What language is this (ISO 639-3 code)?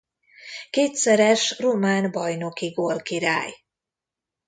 hun